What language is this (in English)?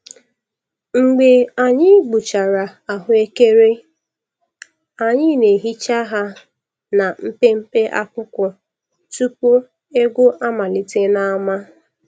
Igbo